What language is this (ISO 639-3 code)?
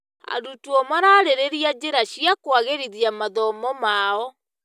kik